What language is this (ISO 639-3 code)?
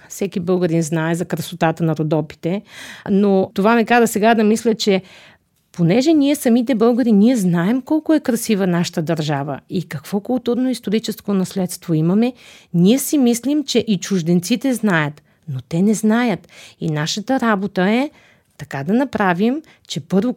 bul